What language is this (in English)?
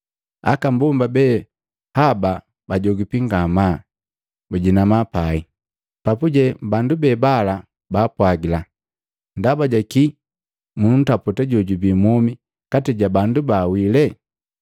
Matengo